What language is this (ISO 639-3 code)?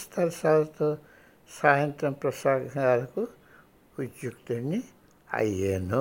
tel